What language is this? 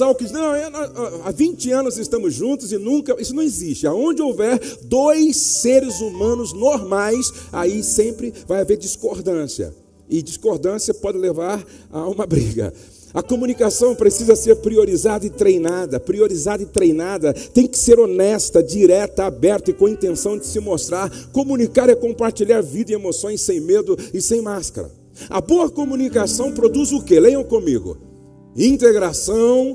Portuguese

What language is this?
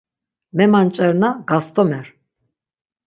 Laz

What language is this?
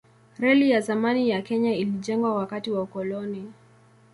Swahili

